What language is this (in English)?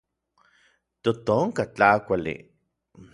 Orizaba Nahuatl